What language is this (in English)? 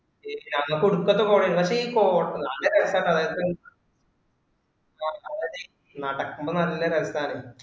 Malayalam